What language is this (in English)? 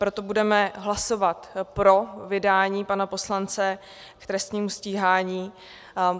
Czech